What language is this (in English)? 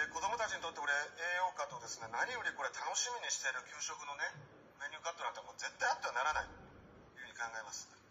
Japanese